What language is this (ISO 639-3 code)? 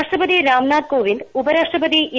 mal